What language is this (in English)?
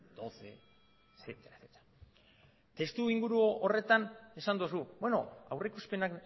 Basque